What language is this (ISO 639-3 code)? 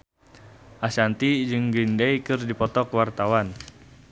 sun